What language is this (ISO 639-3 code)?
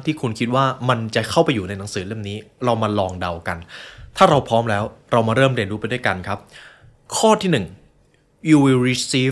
tha